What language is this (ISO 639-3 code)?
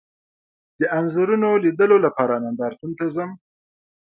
pus